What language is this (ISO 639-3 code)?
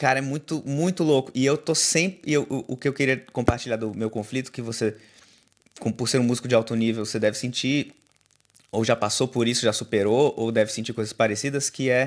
por